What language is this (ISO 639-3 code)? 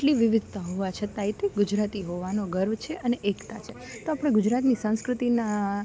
guj